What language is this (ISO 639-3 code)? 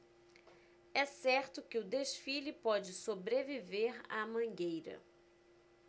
por